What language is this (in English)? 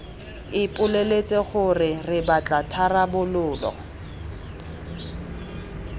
Tswana